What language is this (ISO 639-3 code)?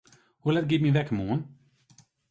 fry